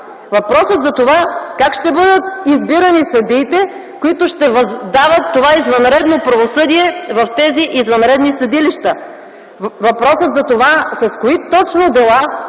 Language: Bulgarian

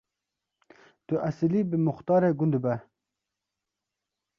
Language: Kurdish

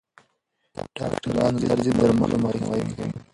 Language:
Pashto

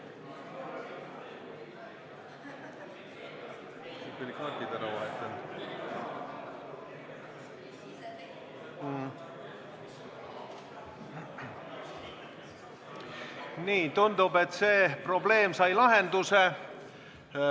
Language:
Estonian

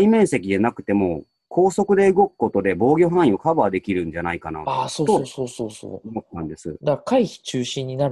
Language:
Japanese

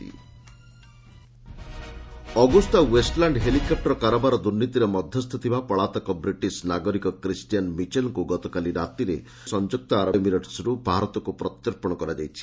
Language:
Odia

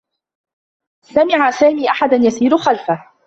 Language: Arabic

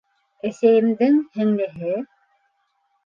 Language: Bashkir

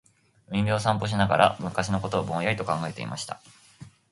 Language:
Japanese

